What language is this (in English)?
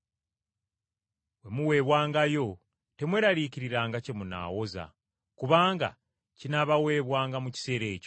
Ganda